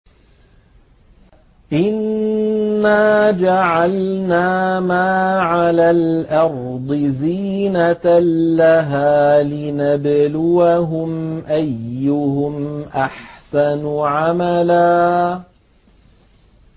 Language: Arabic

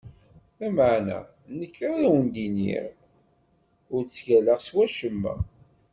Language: Kabyle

